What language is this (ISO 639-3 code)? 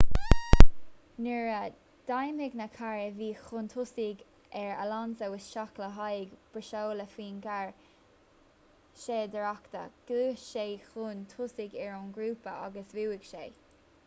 gle